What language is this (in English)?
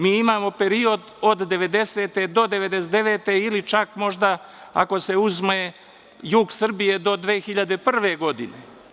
Serbian